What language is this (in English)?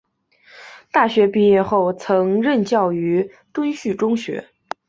Chinese